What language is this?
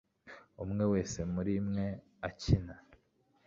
Kinyarwanda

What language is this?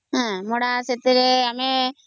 Odia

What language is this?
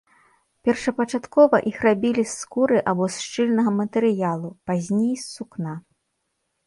Belarusian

